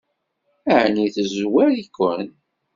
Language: Kabyle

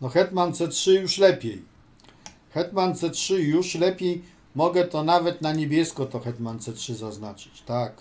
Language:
Polish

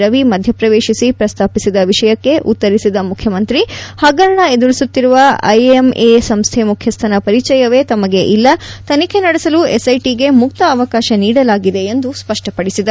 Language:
Kannada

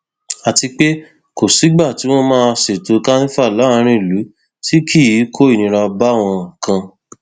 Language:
Yoruba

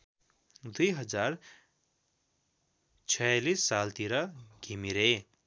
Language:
Nepali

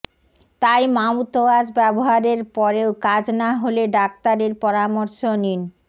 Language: Bangla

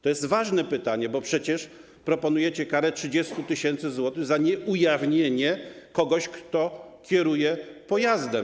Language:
Polish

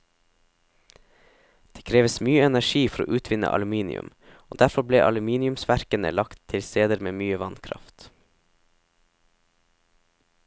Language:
Norwegian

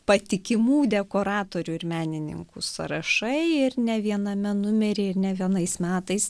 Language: Lithuanian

